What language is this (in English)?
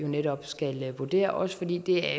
Danish